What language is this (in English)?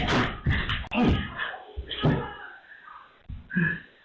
Thai